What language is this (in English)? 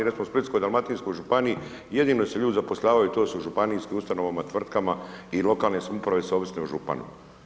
Croatian